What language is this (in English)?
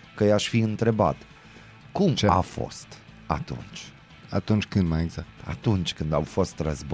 Romanian